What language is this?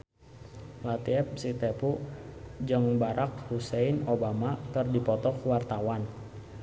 Sundanese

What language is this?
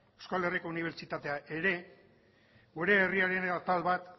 Basque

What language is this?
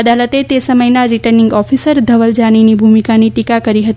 Gujarati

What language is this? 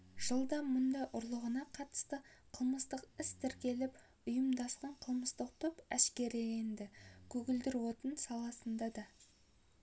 Kazakh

